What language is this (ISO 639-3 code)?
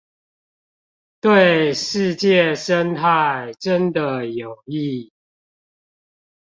zho